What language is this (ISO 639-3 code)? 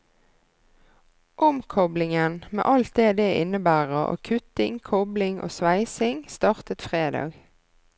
nor